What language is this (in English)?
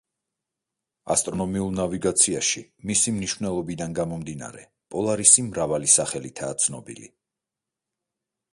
Georgian